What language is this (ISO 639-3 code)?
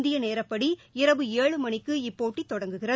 tam